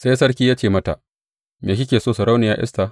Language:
Hausa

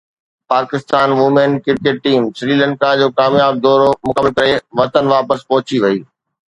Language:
Sindhi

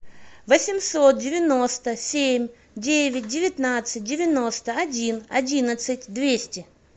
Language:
Russian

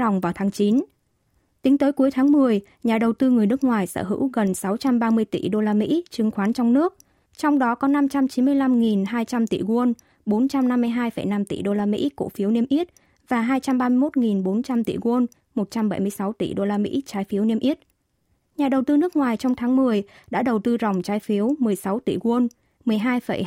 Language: Vietnamese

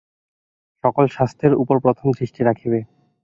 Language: Bangla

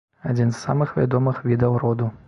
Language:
Belarusian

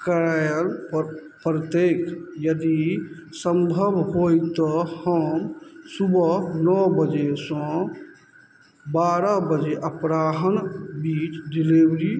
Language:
Maithili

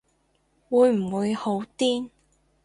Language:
Cantonese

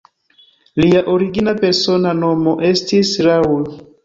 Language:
Esperanto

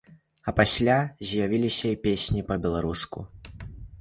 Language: Belarusian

